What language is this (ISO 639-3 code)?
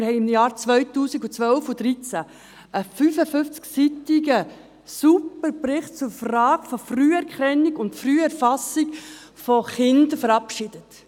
gsw